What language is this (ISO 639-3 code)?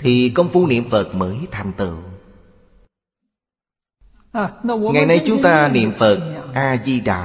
vie